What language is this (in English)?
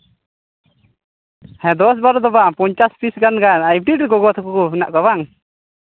Santali